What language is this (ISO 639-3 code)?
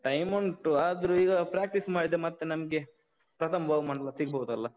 kan